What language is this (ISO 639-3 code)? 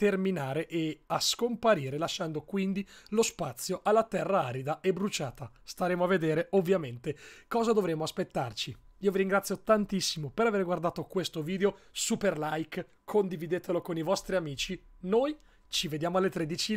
ita